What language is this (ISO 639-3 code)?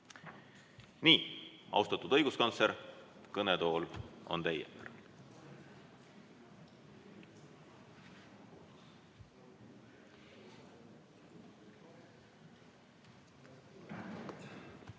est